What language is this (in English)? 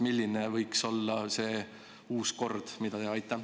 Estonian